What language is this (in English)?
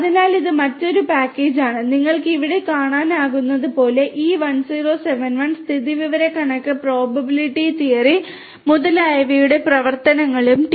Malayalam